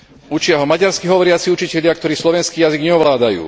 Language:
Slovak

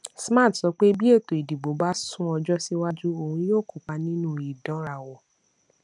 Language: Yoruba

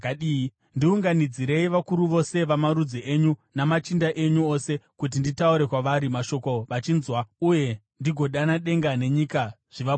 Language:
Shona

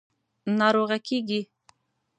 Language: Pashto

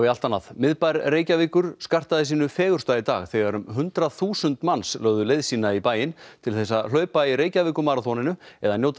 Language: Icelandic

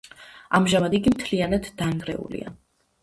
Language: Georgian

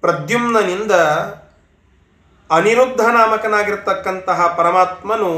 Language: Kannada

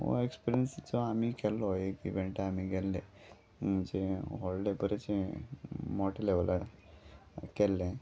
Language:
Konkani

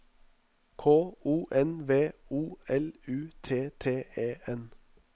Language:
Norwegian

